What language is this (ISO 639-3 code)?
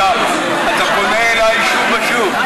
heb